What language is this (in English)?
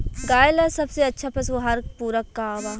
Bhojpuri